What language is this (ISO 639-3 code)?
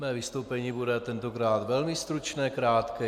ces